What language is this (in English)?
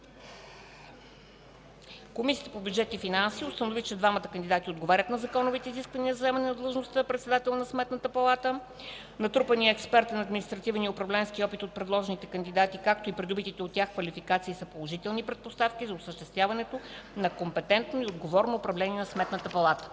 Bulgarian